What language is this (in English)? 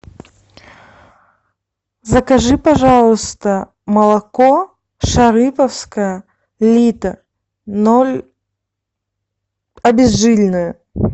Russian